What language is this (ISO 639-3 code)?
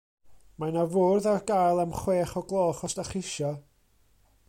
cym